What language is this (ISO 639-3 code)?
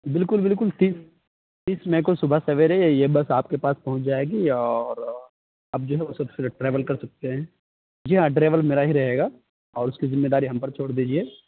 urd